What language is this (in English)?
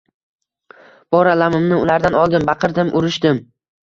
Uzbek